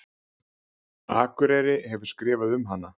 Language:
Icelandic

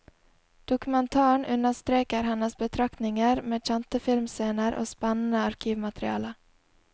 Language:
Norwegian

